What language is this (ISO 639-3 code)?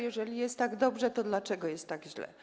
pol